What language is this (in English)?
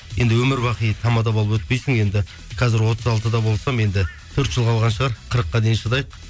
Kazakh